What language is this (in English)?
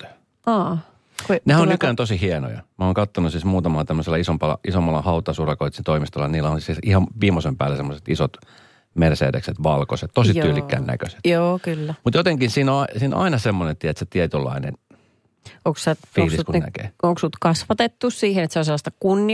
Finnish